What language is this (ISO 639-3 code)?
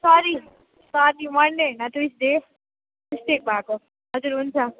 nep